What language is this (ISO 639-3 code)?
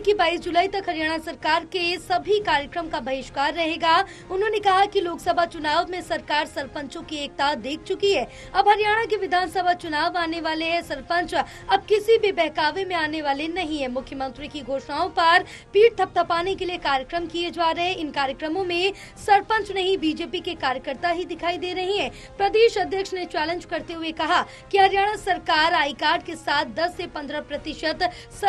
hin